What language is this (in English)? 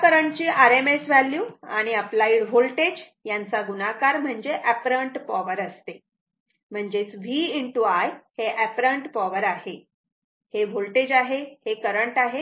Marathi